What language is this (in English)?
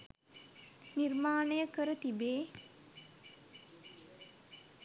Sinhala